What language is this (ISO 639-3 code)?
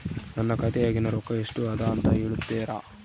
kan